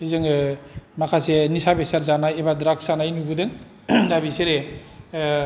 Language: Bodo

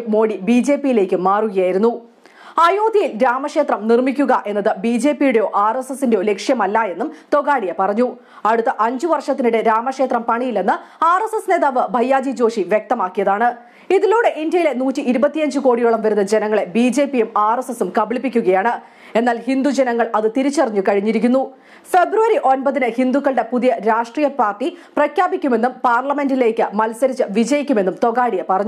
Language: Romanian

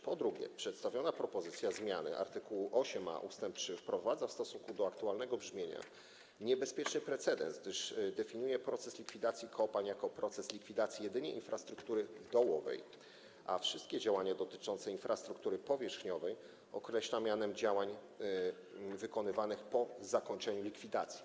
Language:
Polish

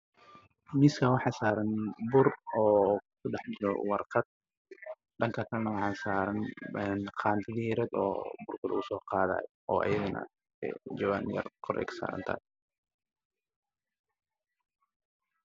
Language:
Somali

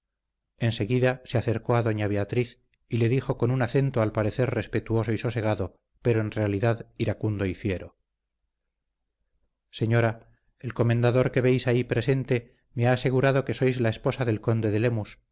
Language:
Spanish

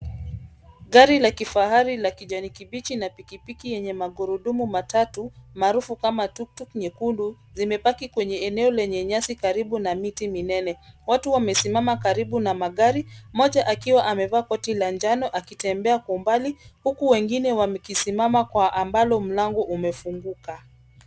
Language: Swahili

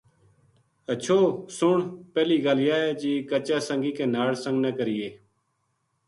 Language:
Gujari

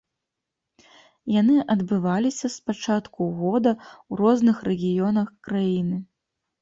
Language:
Belarusian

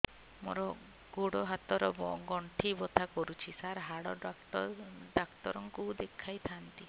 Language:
Odia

